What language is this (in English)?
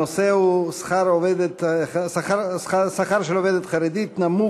Hebrew